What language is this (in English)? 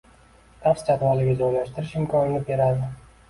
Uzbek